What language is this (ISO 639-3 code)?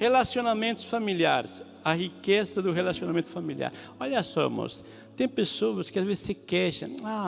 por